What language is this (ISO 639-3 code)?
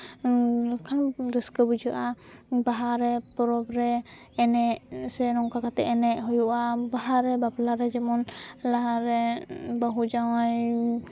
sat